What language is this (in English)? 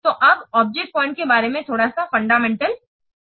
Hindi